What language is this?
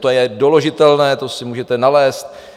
Czech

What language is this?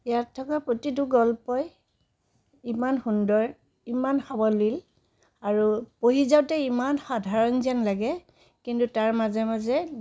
Assamese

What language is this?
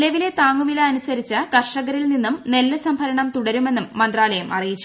Malayalam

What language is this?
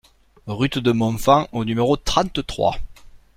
French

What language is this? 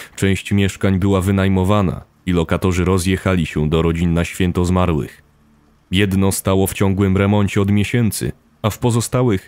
Polish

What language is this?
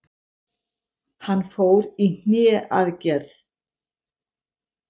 Icelandic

